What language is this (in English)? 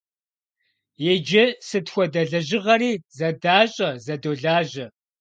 Kabardian